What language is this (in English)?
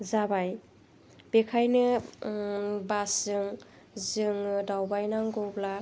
Bodo